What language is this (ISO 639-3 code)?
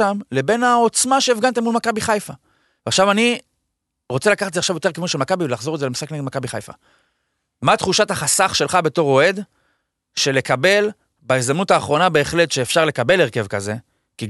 heb